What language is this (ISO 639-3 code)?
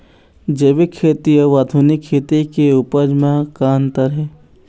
hne